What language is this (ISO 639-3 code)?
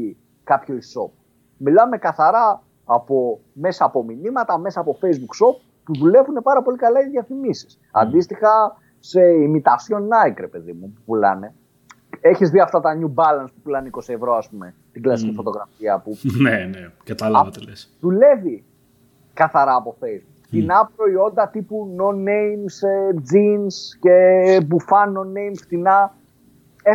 ell